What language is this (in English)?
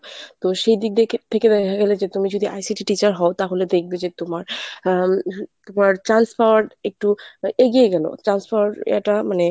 Bangla